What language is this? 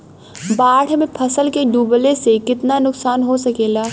Bhojpuri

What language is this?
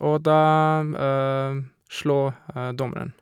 Norwegian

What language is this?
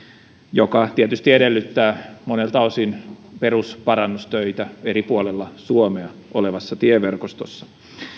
Finnish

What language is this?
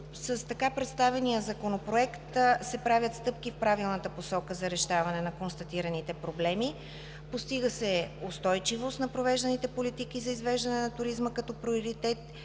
Bulgarian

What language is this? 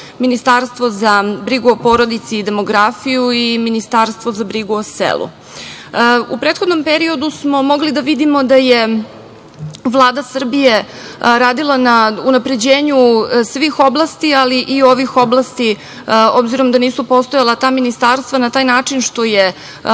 Serbian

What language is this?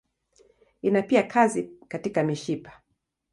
Swahili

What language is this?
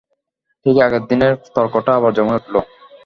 Bangla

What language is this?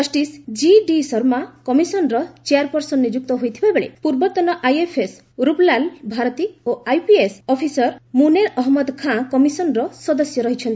Odia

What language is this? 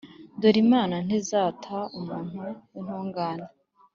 Kinyarwanda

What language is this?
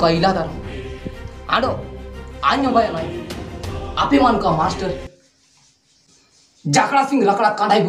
Indonesian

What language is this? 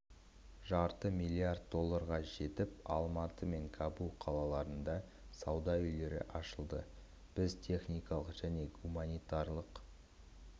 Kazakh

